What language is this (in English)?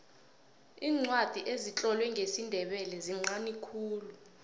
South Ndebele